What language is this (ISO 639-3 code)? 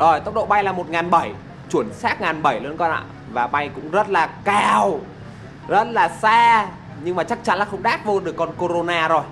vie